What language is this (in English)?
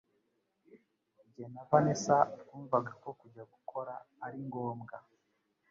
Kinyarwanda